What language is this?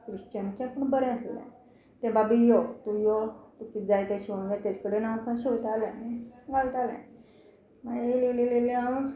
Konkani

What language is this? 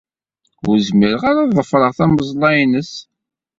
Kabyle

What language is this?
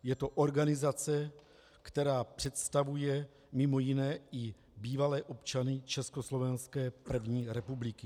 Czech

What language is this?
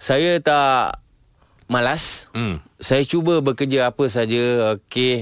Malay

